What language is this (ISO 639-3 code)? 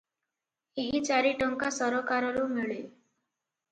ori